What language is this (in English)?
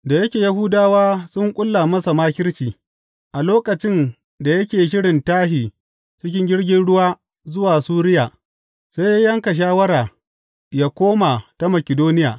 Hausa